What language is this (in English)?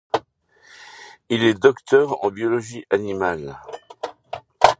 French